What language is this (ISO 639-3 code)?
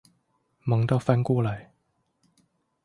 zho